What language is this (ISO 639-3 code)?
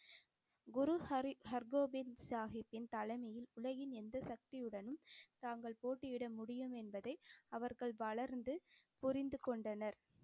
tam